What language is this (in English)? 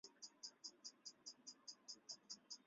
Chinese